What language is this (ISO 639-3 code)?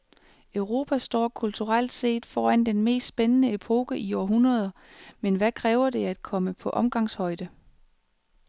dan